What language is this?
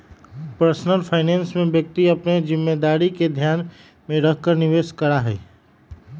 Magahi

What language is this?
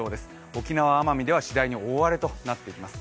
Japanese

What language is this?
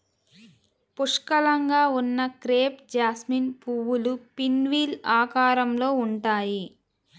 Telugu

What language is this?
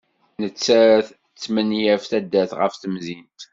Kabyle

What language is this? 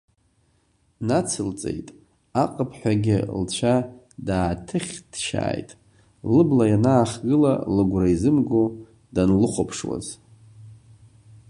Abkhazian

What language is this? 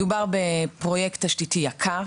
Hebrew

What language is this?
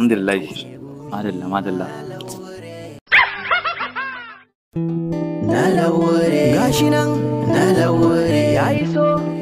Arabic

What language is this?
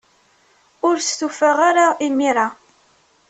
Kabyle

